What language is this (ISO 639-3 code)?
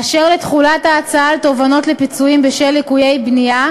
heb